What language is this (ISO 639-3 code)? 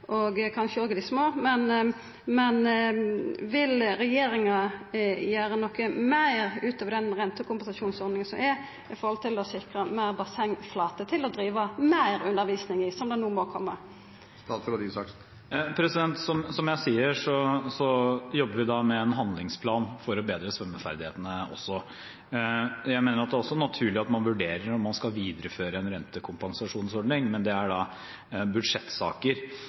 nor